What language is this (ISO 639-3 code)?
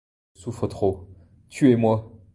fra